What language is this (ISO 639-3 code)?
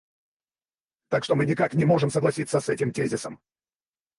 rus